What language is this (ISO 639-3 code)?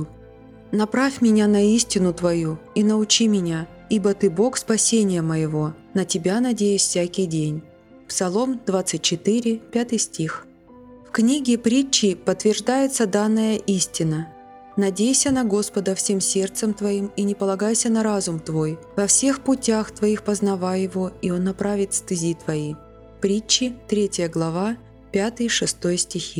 rus